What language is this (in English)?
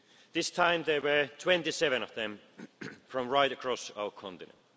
English